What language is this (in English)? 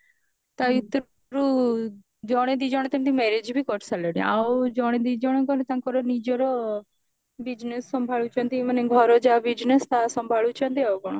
Odia